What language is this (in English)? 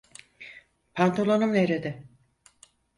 Turkish